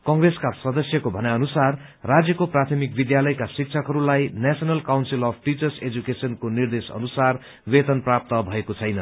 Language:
Nepali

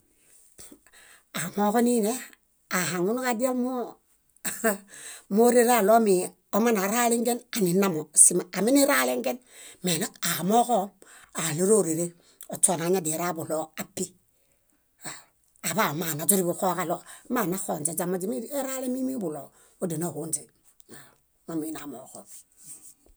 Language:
Bayot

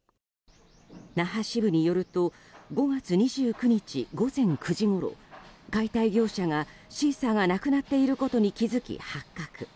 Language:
Japanese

